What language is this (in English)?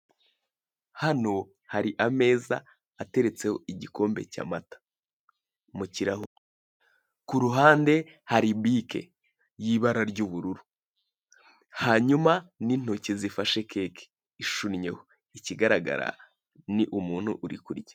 Kinyarwanda